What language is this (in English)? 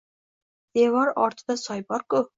Uzbek